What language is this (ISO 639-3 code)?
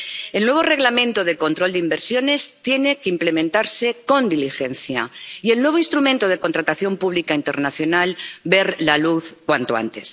spa